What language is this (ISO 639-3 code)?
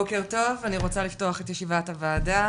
heb